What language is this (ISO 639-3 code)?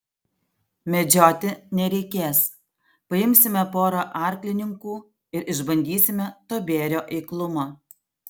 lit